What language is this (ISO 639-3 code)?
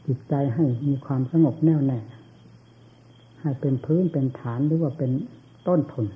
tha